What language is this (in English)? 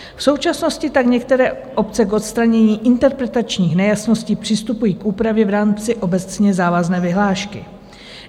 Czech